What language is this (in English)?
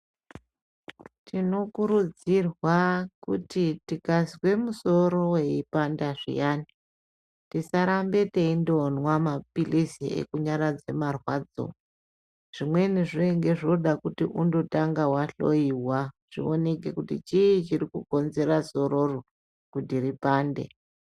Ndau